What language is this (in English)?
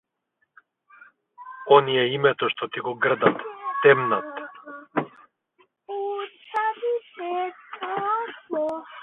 Macedonian